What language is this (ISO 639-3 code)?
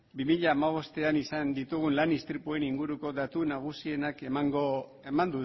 eus